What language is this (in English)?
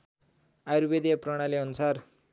Nepali